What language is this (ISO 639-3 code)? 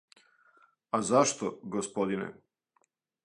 srp